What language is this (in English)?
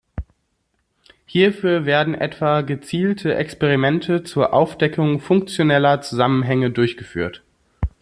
German